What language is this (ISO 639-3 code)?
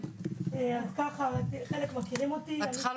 heb